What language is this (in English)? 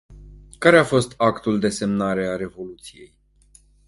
Romanian